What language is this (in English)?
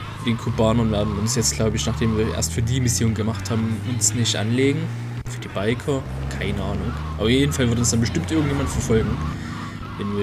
German